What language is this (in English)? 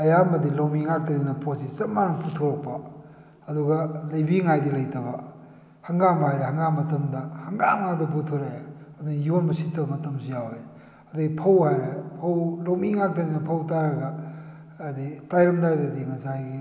Manipuri